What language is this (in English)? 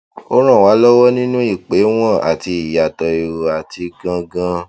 Yoruba